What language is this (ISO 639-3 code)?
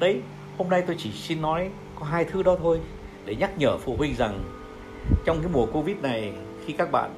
vie